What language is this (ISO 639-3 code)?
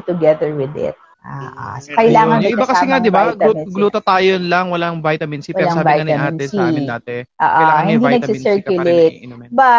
fil